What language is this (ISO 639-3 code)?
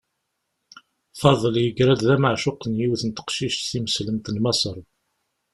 kab